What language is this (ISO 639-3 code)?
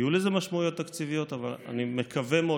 heb